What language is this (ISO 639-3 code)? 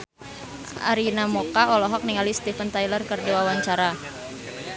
sun